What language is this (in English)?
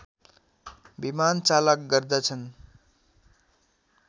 Nepali